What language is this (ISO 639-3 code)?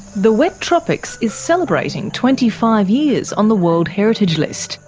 eng